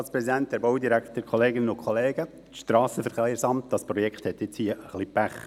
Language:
Swiss German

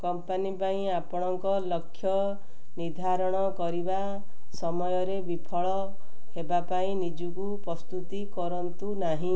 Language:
Odia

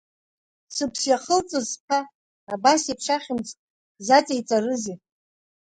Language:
Abkhazian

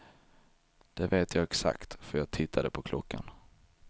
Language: Swedish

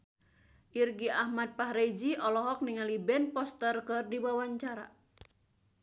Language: Sundanese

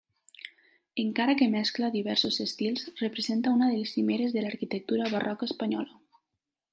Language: Catalan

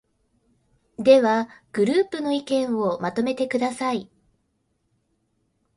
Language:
Japanese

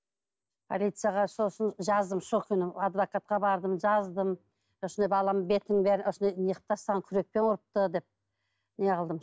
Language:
Kazakh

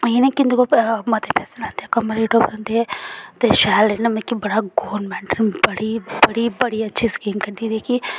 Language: Dogri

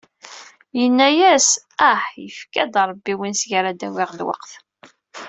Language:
Kabyle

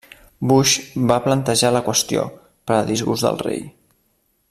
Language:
Catalan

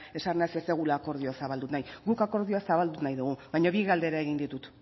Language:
Basque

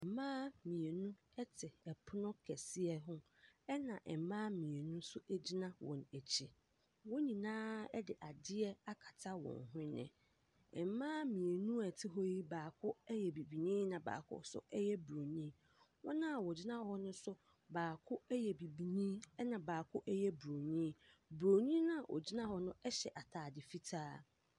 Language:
Akan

